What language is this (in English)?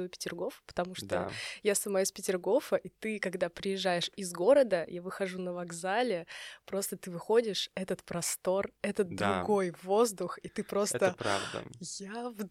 Russian